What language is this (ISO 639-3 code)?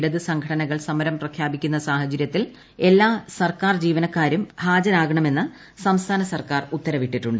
mal